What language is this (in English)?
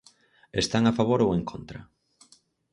Galician